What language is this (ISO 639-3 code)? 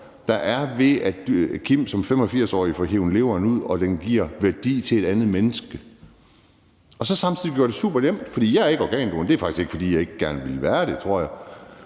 dan